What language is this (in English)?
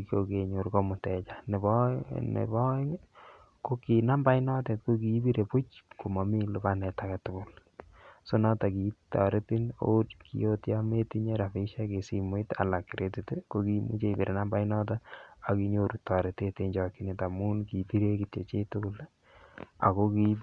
Kalenjin